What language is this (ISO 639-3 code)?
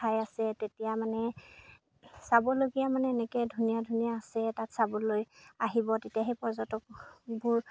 asm